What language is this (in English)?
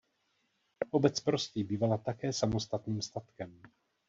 Czech